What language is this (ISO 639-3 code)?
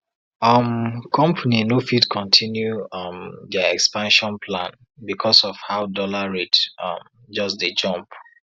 pcm